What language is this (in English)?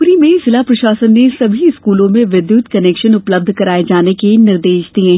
Hindi